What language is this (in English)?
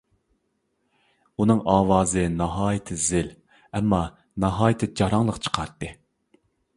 Uyghur